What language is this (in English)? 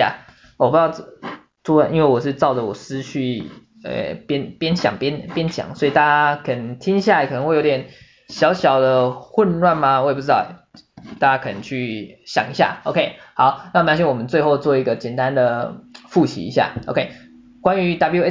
Chinese